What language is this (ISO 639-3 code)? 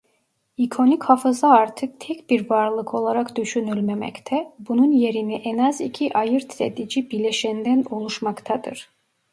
tur